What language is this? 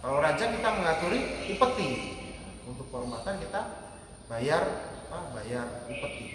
Indonesian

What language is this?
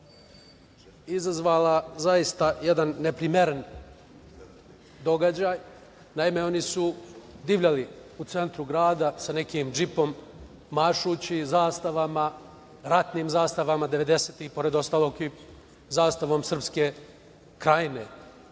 Serbian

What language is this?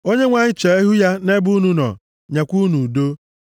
Igbo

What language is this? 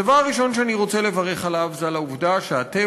Hebrew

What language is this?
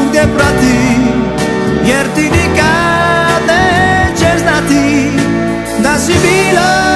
Romanian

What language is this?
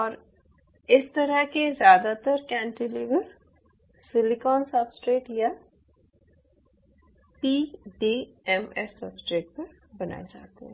Hindi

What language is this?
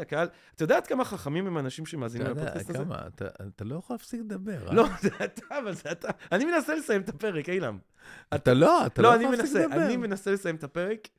Hebrew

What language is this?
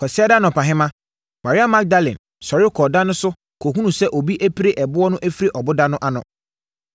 Akan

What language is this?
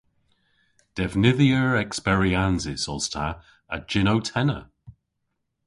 Cornish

